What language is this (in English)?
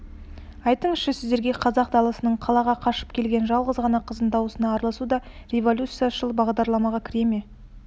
Kazakh